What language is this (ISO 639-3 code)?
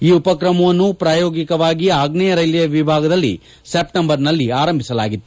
kan